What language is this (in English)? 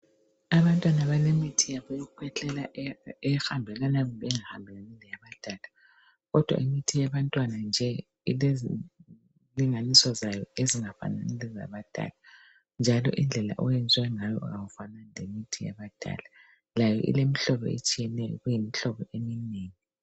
North Ndebele